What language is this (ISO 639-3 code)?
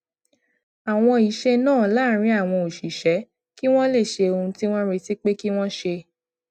yor